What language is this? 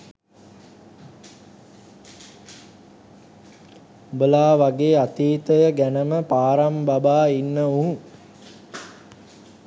Sinhala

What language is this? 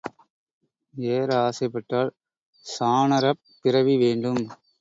Tamil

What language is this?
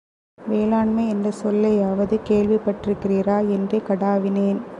Tamil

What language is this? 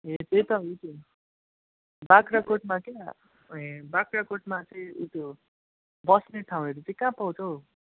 Nepali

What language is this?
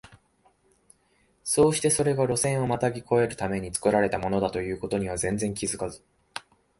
Japanese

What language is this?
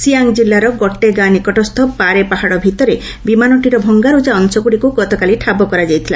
Odia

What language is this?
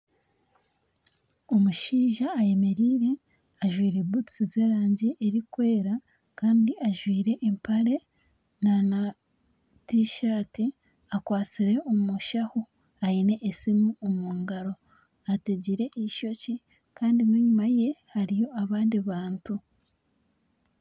Nyankole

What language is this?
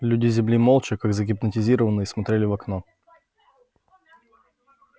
Russian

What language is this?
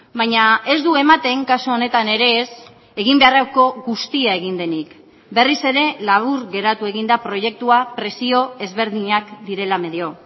Basque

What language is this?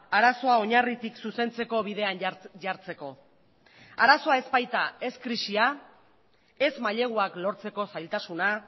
Basque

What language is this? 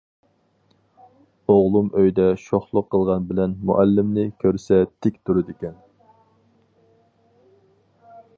Uyghur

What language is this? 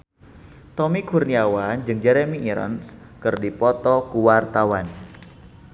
Sundanese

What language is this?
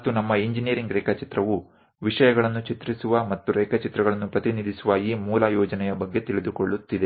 Kannada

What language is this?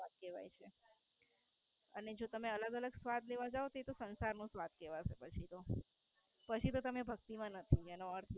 Gujarati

